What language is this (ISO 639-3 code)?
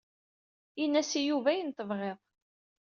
kab